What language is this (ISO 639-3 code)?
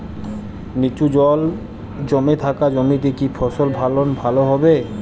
ben